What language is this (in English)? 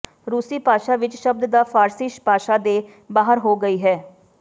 Punjabi